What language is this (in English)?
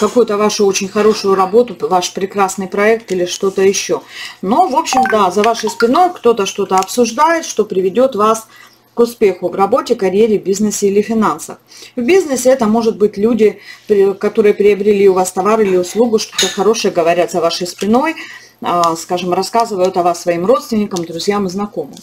Russian